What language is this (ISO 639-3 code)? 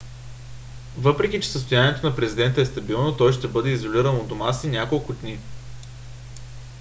bul